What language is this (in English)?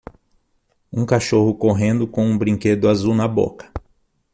Portuguese